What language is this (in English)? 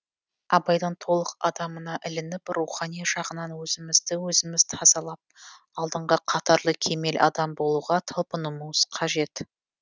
Kazakh